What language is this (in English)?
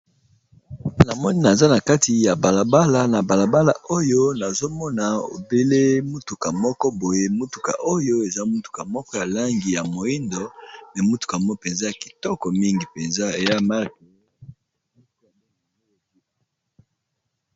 Lingala